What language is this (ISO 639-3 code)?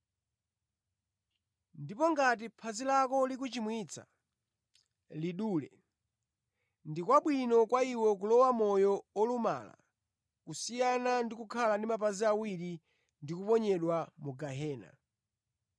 nya